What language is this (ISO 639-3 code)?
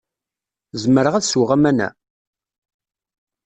kab